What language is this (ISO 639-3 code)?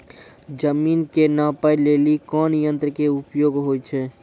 mai